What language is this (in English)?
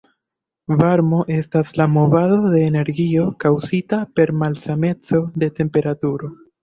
Esperanto